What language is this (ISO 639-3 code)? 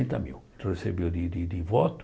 por